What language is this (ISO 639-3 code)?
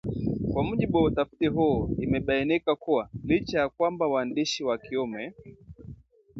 swa